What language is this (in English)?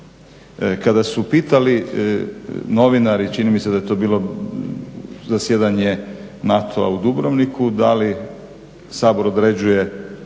Croatian